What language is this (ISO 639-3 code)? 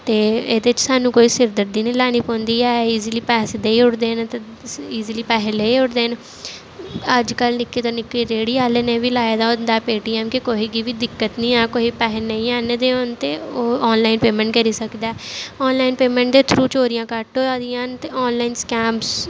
doi